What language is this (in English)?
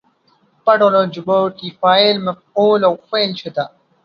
Pashto